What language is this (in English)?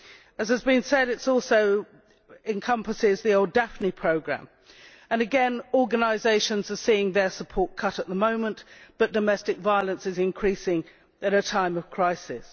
English